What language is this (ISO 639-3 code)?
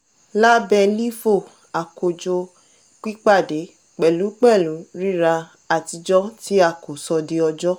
yor